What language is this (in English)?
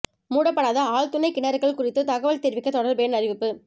Tamil